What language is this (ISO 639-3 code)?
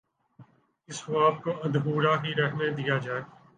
urd